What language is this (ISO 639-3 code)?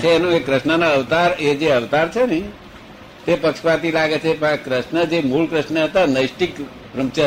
guj